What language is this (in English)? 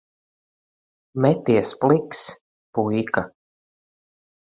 Latvian